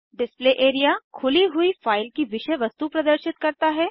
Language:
Hindi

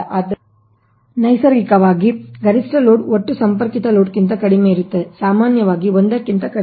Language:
Kannada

